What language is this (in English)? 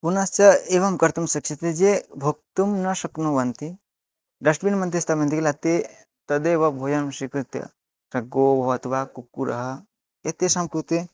Sanskrit